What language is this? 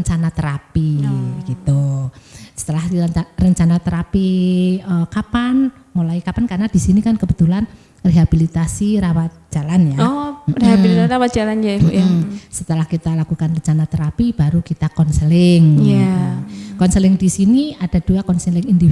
Indonesian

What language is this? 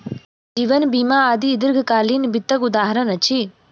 Maithili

